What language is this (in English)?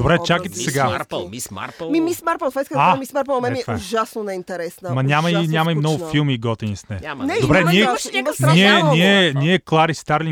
Bulgarian